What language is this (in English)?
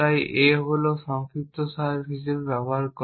Bangla